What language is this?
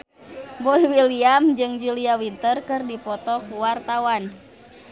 Sundanese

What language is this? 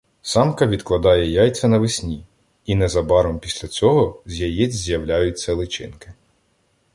Ukrainian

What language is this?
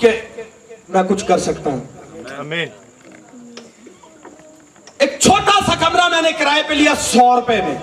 Urdu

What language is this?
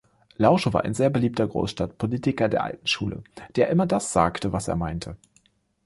German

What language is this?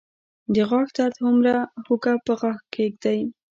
Pashto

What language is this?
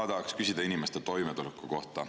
Estonian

